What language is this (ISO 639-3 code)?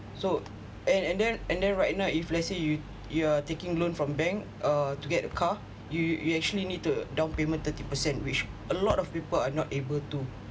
eng